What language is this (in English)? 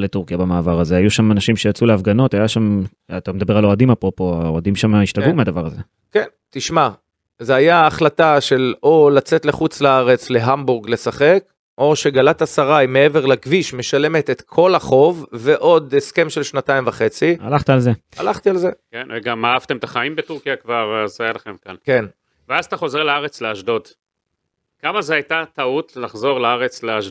Hebrew